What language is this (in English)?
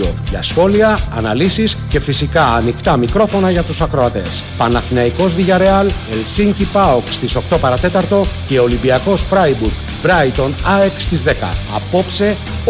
Greek